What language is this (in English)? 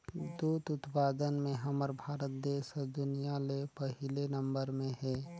Chhattisgarhi